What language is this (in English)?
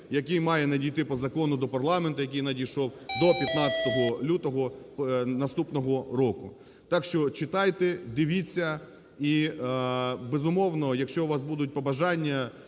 Ukrainian